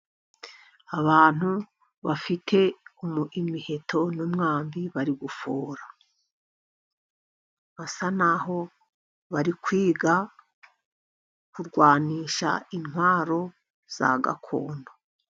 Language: Kinyarwanda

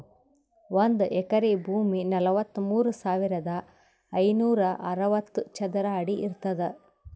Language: Kannada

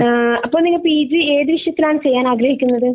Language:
Malayalam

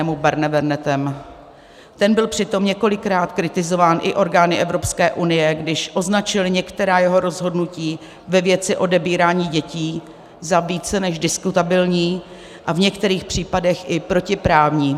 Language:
Czech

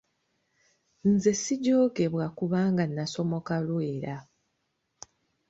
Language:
Ganda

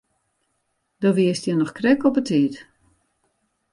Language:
Western Frisian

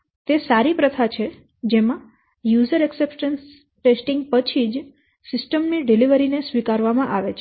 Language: Gujarati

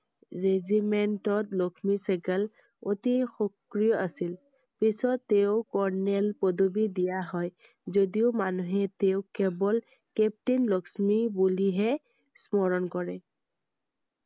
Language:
Assamese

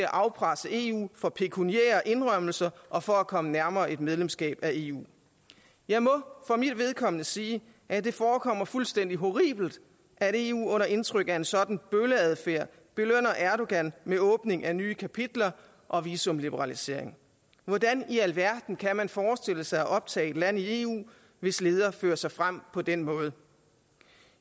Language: Danish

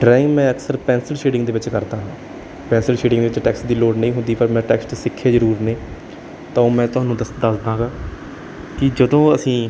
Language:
Punjabi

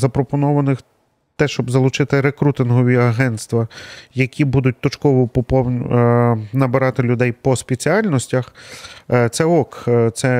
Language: Ukrainian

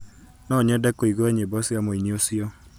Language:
Kikuyu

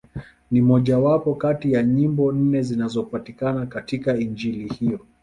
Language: Swahili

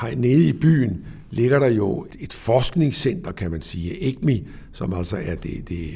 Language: Danish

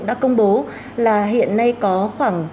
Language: Vietnamese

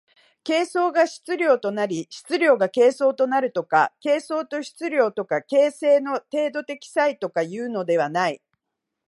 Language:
Japanese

